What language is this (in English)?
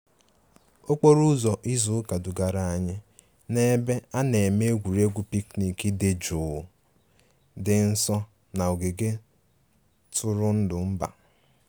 Igbo